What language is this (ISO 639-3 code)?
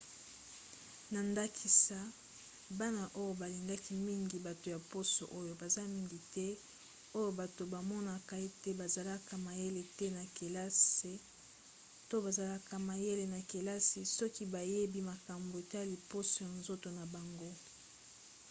lin